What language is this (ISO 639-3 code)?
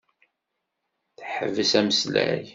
kab